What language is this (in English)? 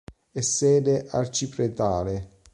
Italian